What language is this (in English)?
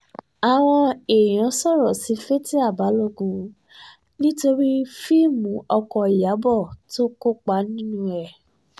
Yoruba